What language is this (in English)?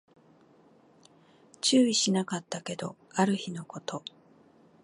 Japanese